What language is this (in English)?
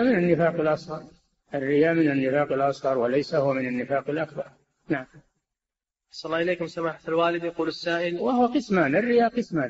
Arabic